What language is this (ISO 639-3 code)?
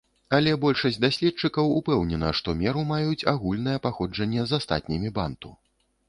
bel